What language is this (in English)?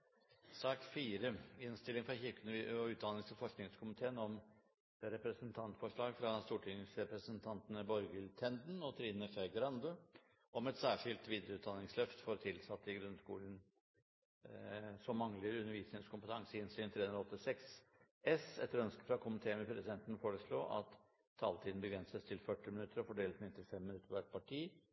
Norwegian Bokmål